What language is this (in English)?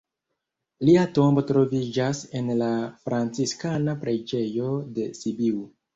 Esperanto